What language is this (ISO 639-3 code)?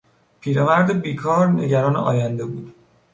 fas